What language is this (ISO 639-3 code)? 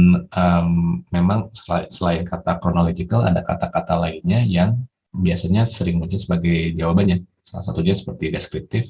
ind